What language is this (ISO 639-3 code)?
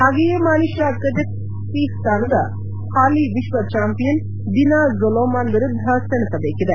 kan